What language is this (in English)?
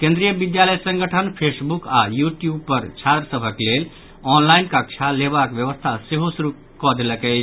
Maithili